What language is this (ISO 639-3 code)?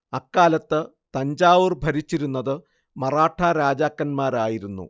mal